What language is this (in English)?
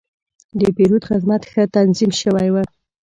Pashto